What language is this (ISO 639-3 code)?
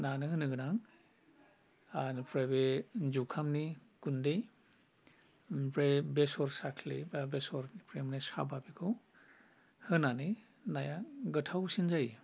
brx